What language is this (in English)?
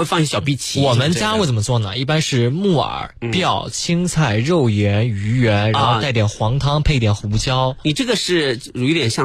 Chinese